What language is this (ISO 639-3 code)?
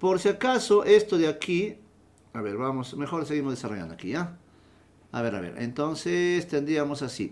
spa